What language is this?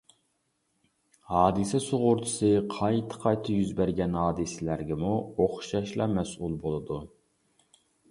Uyghur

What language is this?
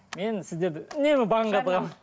Kazakh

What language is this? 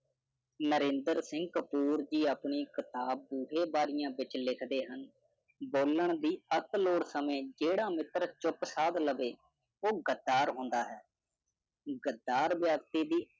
Punjabi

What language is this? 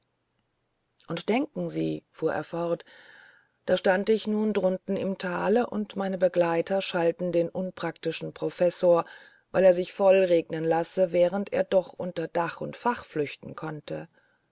German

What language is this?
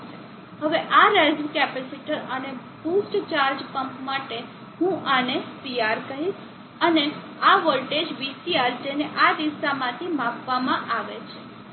Gujarati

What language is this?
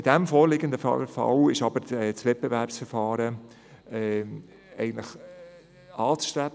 Swiss German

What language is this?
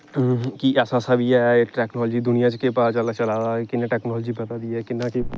Dogri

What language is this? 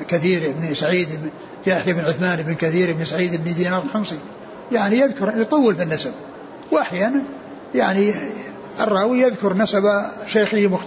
Arabic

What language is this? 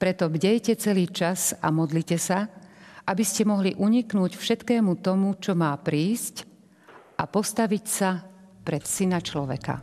Slovak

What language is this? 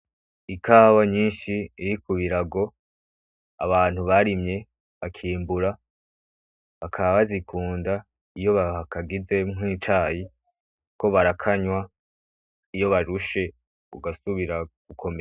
Rundi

